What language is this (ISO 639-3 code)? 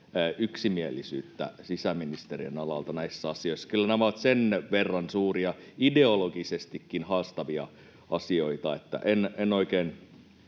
fin